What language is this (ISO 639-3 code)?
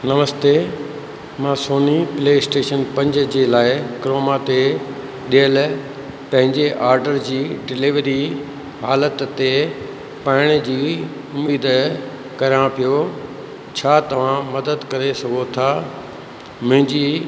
snd